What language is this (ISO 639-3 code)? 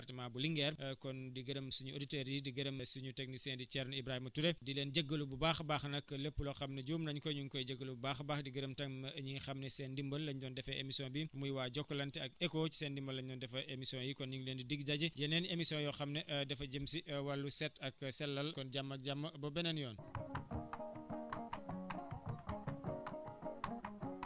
wol